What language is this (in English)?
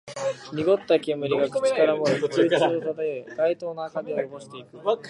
Japanese